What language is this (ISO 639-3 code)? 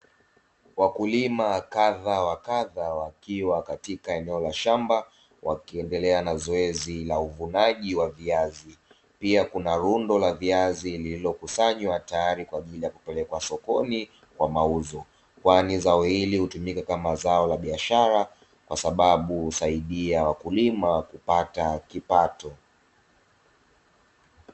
swa